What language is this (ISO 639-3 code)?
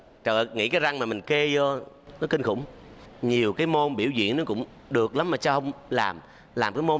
vie